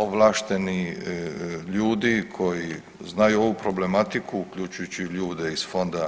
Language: Croatian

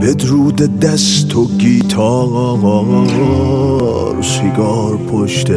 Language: Persian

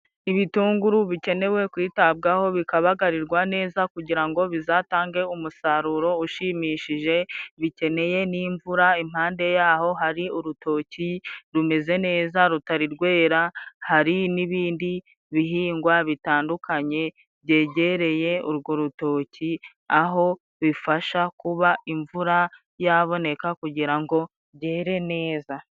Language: Kinyarwanda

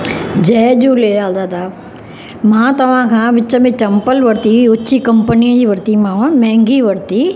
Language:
Sindhi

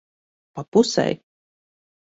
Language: Latvian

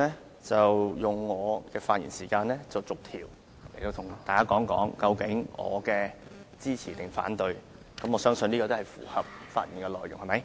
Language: Cantonese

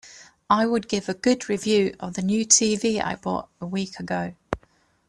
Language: English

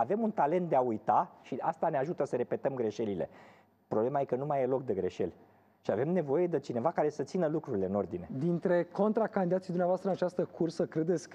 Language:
Romanian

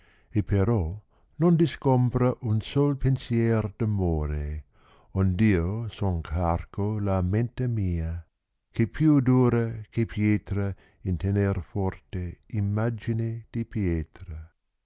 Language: Italian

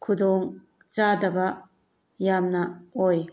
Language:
Manipuri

